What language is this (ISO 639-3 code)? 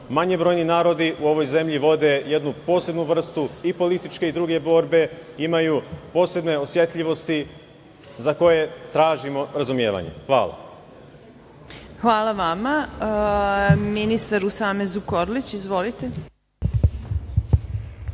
srp